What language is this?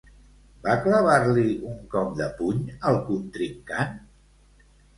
Catalan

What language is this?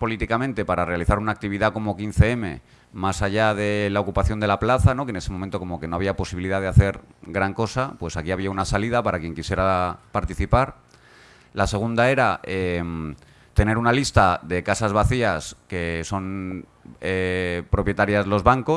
Spanish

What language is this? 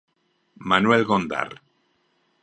Galician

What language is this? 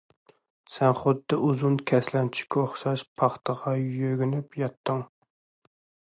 Uyghur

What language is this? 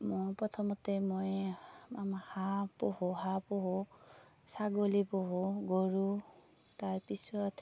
Assamese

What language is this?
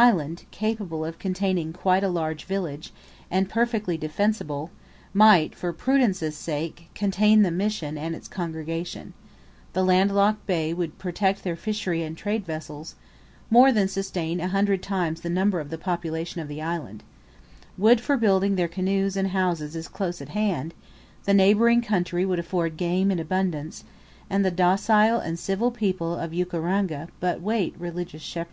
English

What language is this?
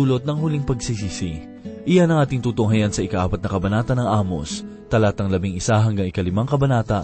Filipino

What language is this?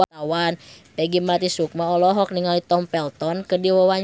Sundanese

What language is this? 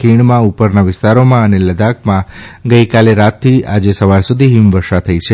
Gujarati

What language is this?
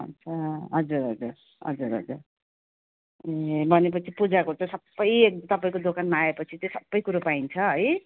Nepali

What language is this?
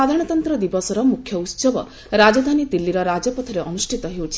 Odia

